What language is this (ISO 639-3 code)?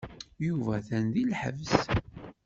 kab